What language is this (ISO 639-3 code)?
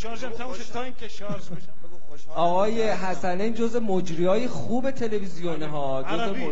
fas